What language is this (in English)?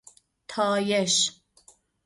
Persian